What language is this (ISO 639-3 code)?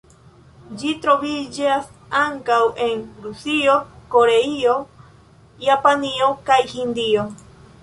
epo